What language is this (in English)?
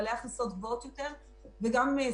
Hebrew